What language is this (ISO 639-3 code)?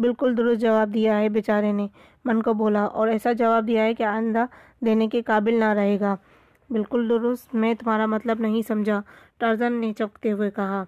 urd